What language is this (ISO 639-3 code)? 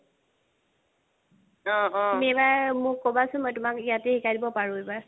asm